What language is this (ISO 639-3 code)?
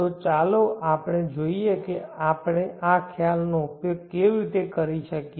guj